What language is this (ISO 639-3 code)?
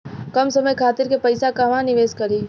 bho